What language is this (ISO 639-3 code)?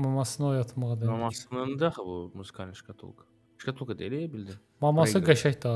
tur